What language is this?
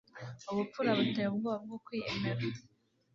Kinyarwanda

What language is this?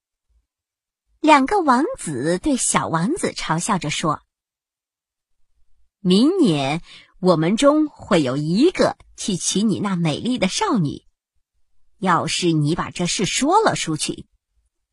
Chinese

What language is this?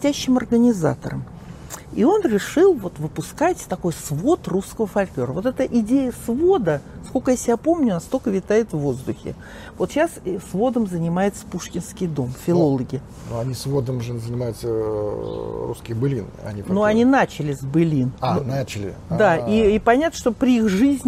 Russian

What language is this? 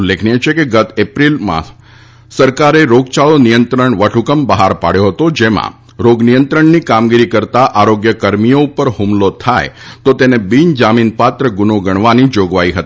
Gujarati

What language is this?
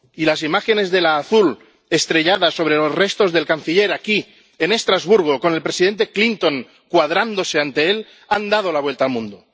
Spanish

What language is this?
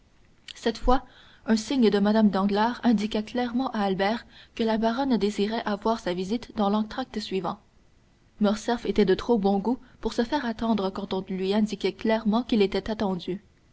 French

